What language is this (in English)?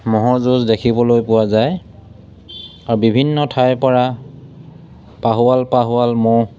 Assamese